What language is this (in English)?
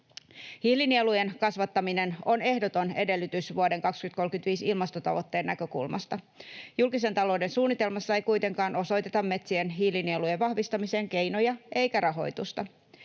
Finnish